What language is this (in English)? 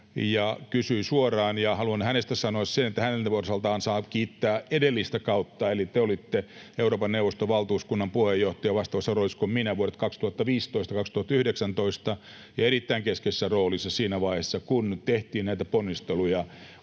Finnish